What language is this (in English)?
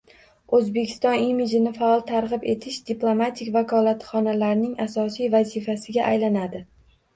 Uzbek